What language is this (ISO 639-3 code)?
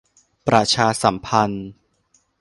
tha